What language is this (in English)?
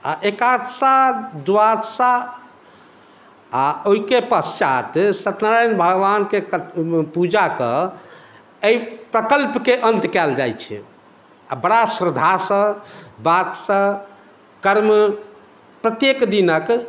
Maithili